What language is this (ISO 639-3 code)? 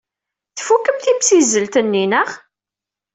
kab